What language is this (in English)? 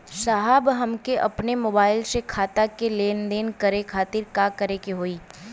Bhojpuri